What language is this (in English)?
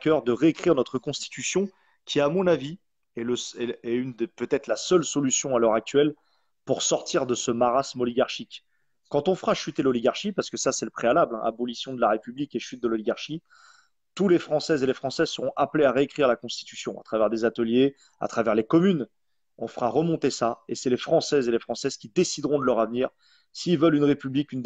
French